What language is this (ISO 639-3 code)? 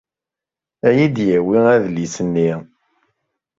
kab